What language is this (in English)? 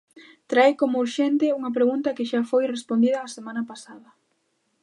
Galician